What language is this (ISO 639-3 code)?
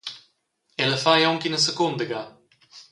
roh